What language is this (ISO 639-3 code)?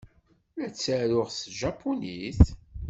kab